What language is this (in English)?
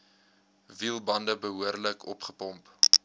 Afrikaans